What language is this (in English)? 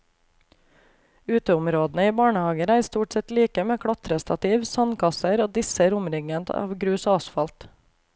Norwegian